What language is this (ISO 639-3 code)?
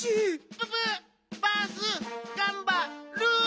jpn